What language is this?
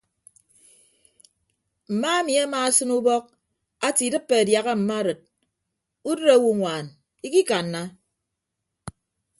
Ibibio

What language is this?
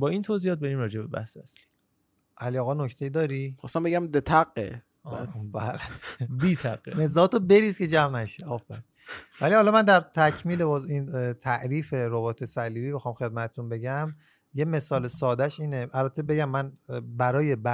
Persian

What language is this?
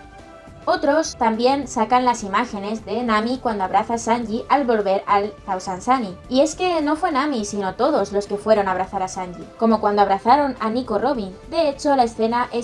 Spanish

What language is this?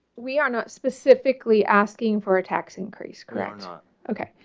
English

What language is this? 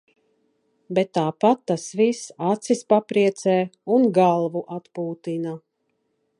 Latvian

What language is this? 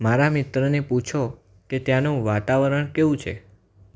Gujarati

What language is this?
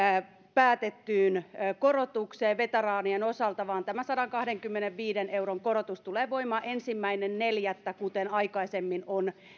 Finnish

